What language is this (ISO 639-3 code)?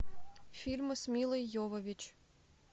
rus